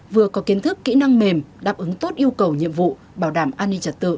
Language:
Vietnamese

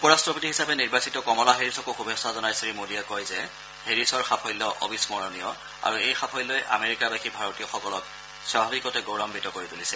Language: Assamese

